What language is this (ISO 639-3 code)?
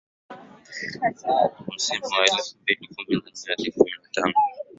swa